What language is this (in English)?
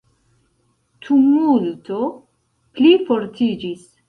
Esperanto